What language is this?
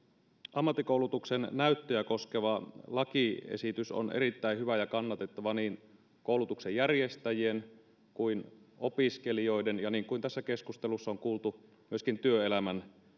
Finnish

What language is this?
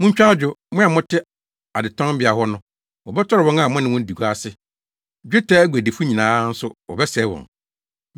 Akan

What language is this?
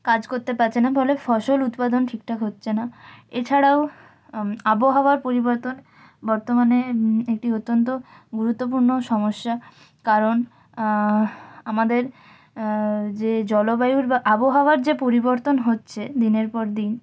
Bangla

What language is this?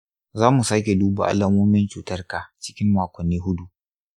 Hausa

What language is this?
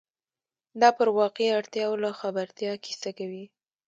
Pashto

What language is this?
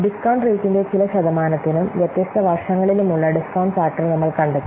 Malayalam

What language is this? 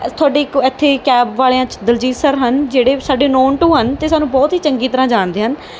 Punjabi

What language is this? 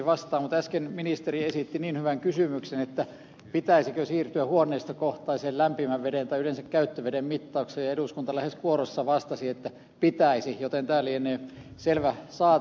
Finnish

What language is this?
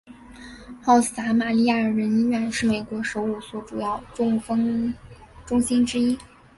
Chinese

